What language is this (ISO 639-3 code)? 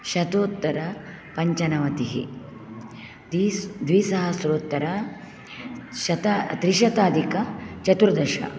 san